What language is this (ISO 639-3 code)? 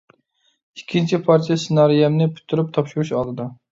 uig